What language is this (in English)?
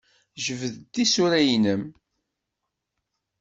Kabyle